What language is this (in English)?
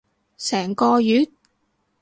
Cantonese